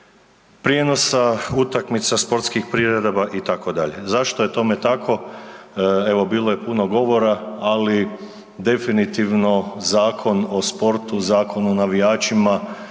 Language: Croatian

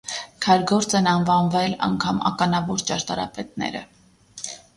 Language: Armenian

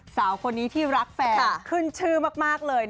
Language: Thai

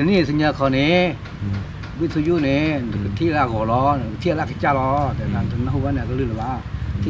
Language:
Thai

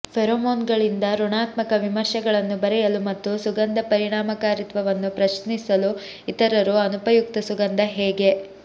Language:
Kannada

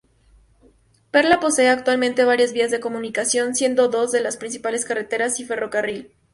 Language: Spanish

